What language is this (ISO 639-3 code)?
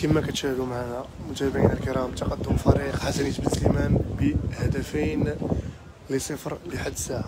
ara